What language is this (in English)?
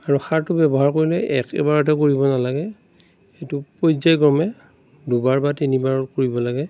Assamese